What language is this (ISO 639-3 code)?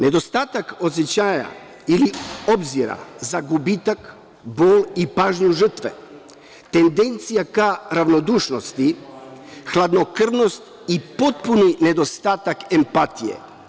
srp